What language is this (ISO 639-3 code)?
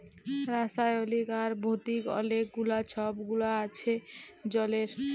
ben